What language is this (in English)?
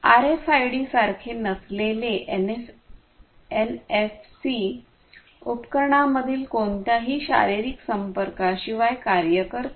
Marathi